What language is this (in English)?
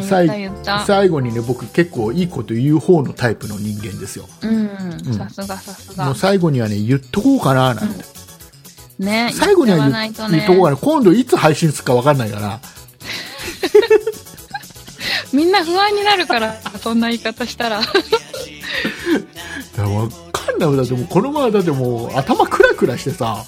Japanese